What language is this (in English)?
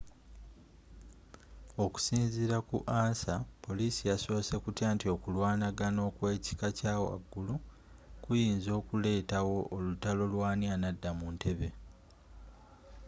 Ganda